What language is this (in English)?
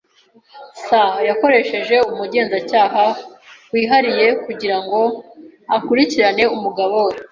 Kinyarwanda